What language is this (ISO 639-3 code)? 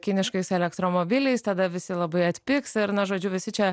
lit